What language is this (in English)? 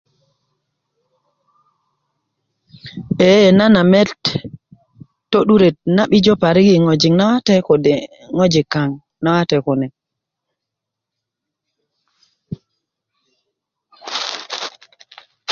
Kuku